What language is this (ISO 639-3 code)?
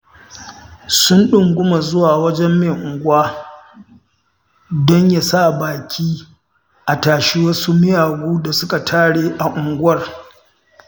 hau